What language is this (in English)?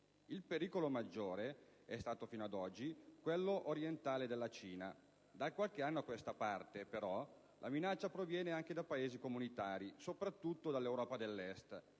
Italian